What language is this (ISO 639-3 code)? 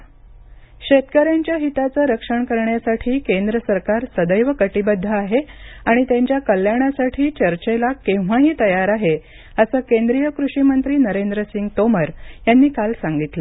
mar